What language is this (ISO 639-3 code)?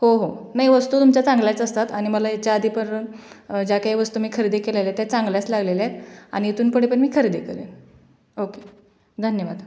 mar